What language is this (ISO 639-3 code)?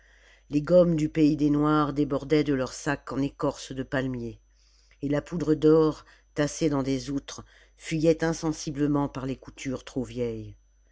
fra